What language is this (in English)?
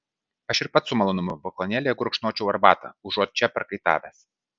Lithuanian